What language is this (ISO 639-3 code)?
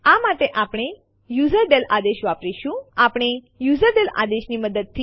guj